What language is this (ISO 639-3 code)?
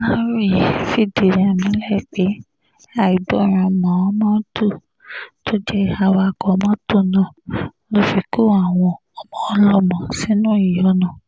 yor